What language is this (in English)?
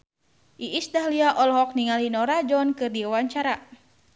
Sundanese